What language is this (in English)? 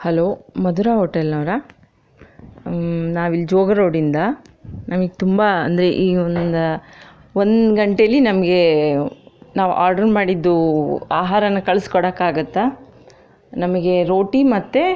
Kannada